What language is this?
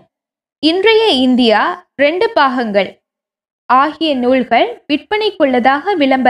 Tamil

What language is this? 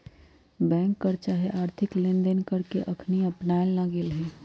Magahi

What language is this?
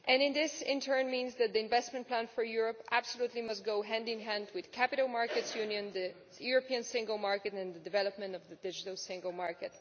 English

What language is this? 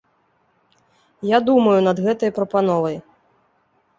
Belarusian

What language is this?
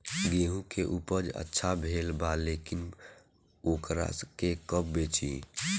Bhojpuri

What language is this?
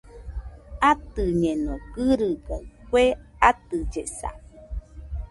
Nüpode Huitoto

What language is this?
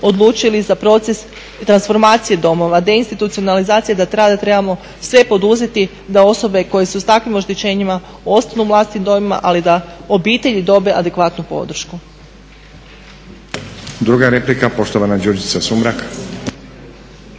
Croatian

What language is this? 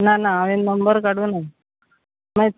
Konkani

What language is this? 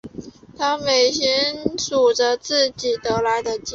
Chinese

